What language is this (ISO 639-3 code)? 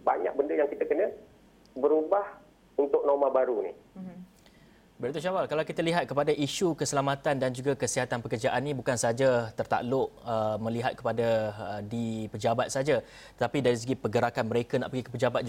msa